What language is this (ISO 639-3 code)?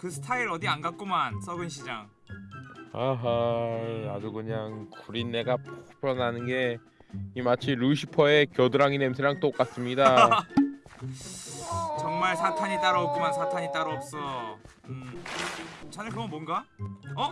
kor